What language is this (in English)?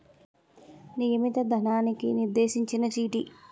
Telugu